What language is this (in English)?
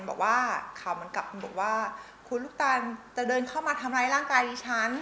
Thai